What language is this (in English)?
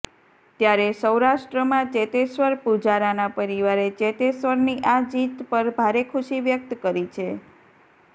Gujarati